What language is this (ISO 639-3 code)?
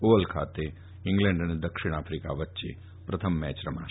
guj